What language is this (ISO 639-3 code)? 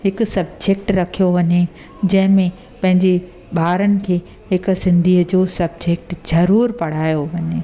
snd